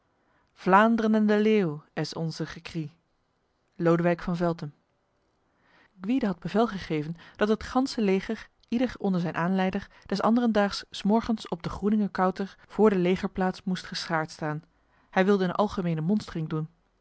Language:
Dutch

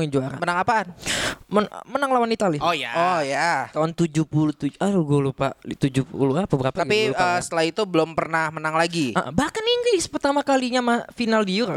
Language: Indonesian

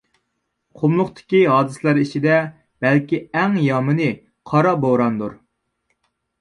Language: Uyghur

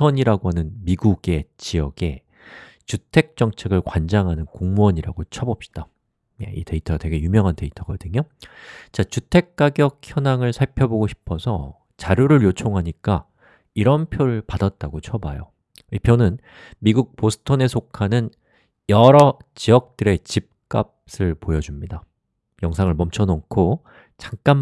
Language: Korean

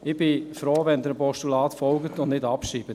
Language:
Swiss German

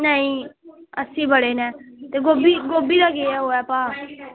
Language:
Dogri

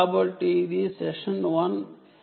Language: Telugu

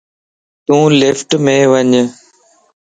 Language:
Lasi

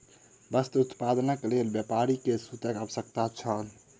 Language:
Maithili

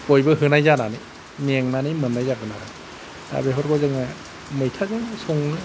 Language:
Bodo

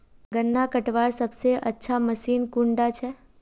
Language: Magahi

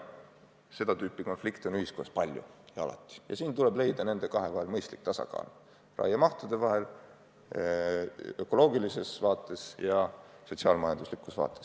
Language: Estonian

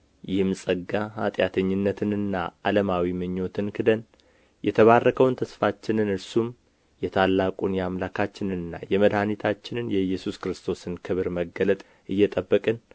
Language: Amharic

